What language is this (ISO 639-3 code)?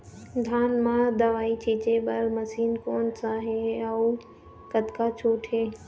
hne